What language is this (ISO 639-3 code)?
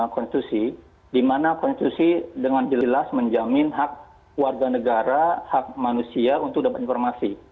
ind